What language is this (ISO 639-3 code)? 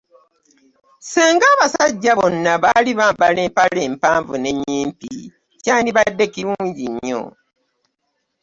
lug